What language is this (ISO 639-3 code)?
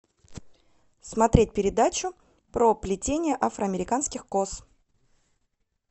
rus